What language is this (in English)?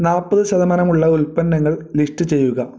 Malayalam